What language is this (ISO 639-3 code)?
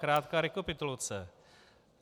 ces